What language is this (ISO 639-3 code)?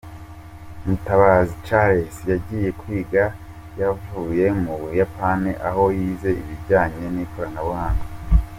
kin